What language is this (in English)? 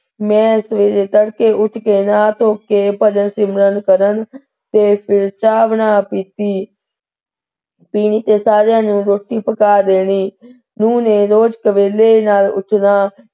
Punjabi